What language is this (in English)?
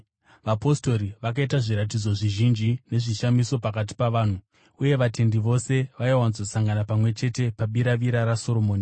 Shona